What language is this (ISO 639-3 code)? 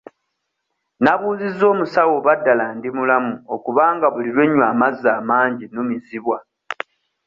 lug